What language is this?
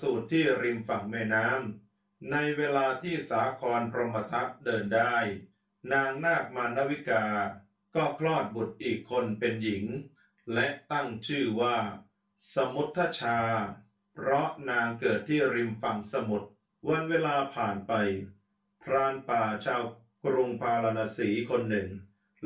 Thai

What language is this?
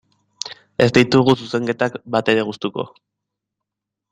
Basque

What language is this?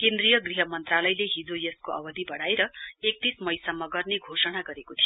Nepali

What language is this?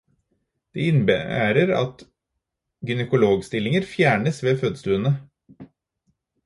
Norwegian Bokmål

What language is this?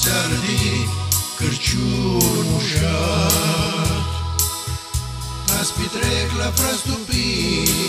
Romanian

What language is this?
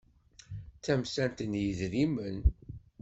Kabyle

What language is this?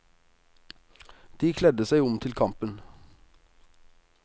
Norwegian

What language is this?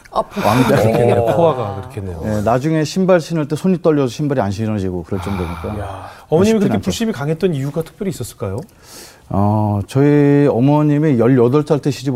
Korean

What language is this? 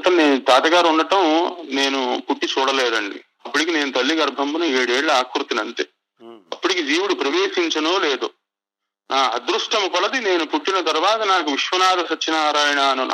Telugu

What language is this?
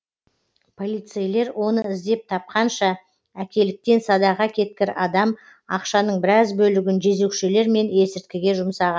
Kazakh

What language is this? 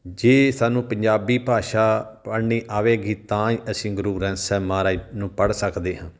Punjabi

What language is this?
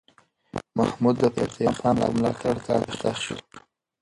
Pashto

